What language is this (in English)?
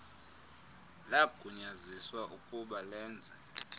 Xhosa